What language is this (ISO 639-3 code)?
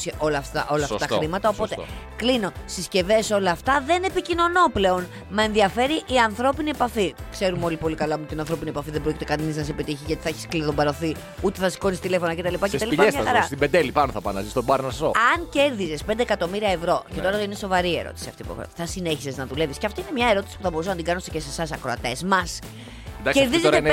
ell